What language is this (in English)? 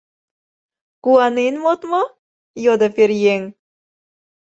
Mari